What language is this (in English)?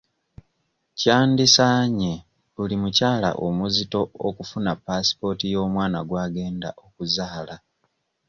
Ganda